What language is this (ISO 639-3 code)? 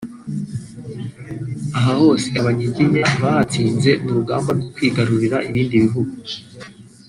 kin